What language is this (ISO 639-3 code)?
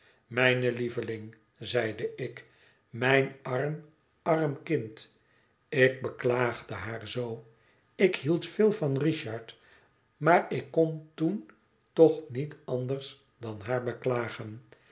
nld